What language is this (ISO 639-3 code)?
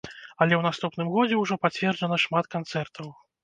bel